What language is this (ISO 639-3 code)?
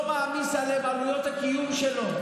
heb